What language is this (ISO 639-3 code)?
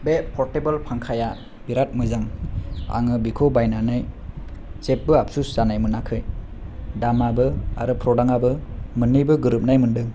brx